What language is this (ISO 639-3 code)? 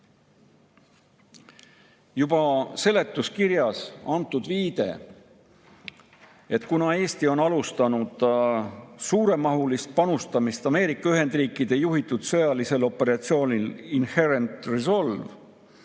est